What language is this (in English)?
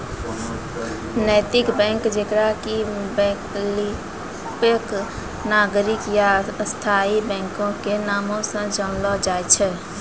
Maithili